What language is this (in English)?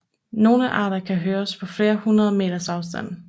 Danish